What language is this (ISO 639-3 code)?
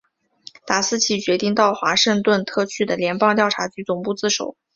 zho